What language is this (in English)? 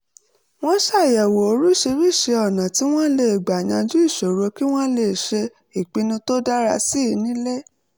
Yoruba